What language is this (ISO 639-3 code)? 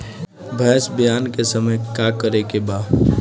bho